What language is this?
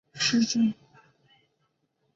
Chinese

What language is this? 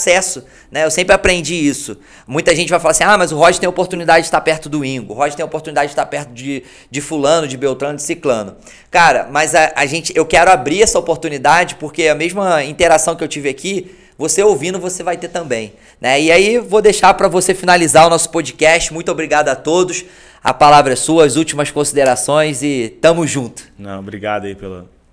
Portuguese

